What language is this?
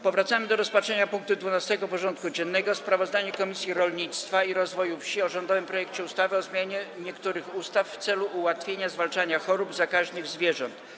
Polish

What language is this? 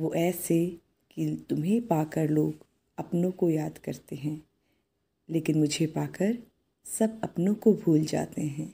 Hindi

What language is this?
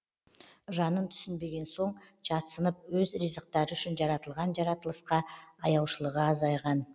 Kazakh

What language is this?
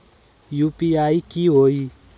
Magahi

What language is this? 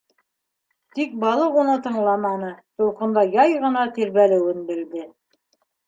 Bashkir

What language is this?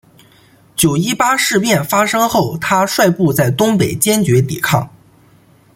Chinese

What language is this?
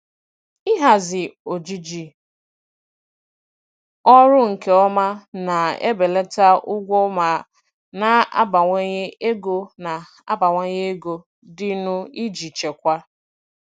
Igbo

